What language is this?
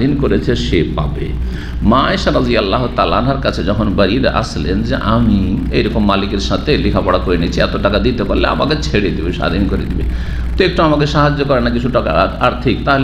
Indonesian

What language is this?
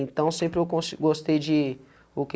Portuguese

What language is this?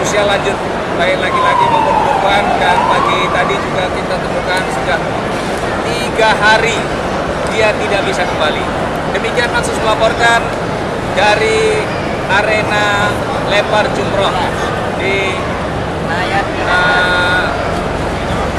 Indonesian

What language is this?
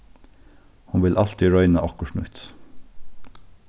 Faroese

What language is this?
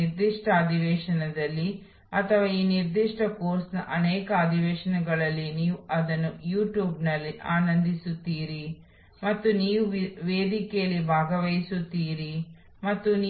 Kannada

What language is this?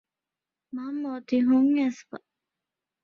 Divehi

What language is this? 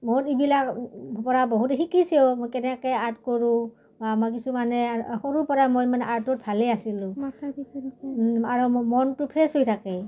Assamese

